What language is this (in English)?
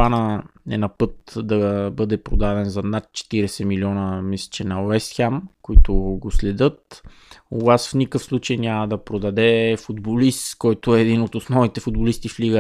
Bulgarian